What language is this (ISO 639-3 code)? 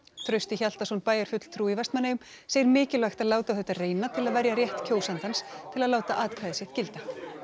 isl